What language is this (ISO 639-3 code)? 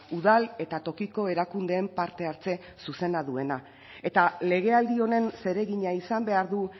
eus